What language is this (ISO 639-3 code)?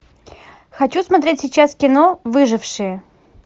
rus